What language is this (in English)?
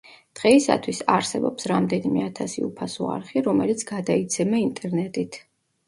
Georgian